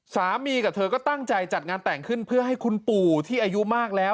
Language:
Thai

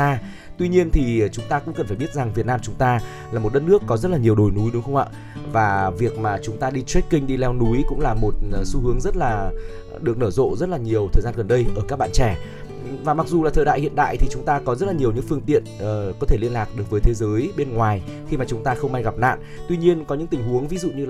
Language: Vietnamese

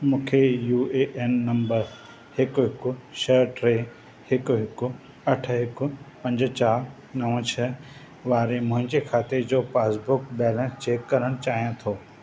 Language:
Sindhi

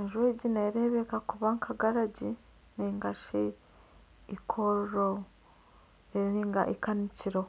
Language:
Nyankole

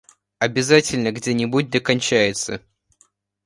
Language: Russian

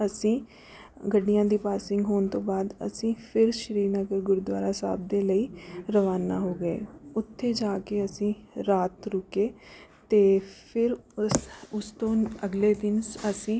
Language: Punjabi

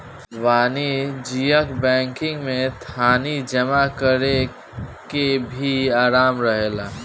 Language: Bhojpuri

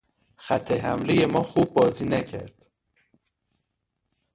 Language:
Persian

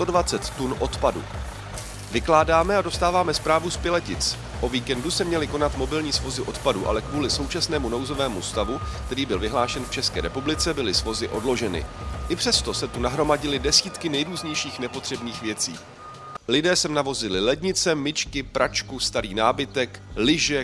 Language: Czech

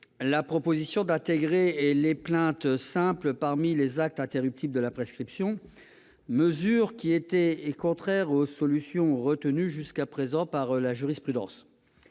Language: French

